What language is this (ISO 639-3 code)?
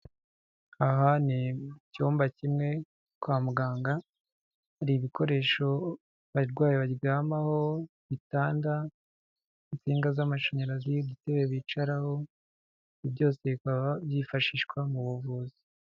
kin